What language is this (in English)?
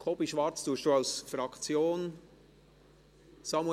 Swiss German